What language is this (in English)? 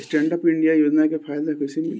Bhojpuri